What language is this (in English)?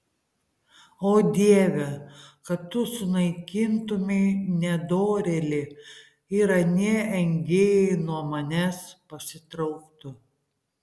Lithuanian